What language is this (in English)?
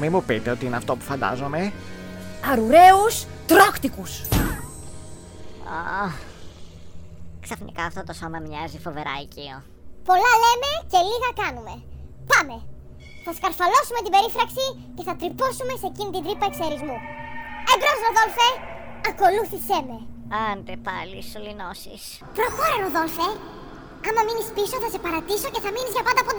Greek